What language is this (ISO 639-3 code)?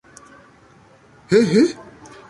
epo